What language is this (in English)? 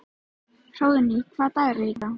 Icelandic